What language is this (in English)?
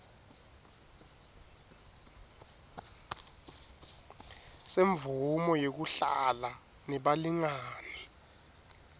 Swati